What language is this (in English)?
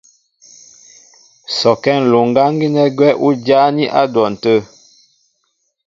Mbo (Cameroon)